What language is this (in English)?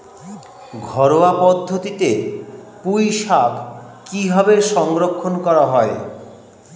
Bangla